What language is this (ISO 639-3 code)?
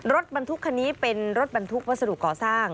tha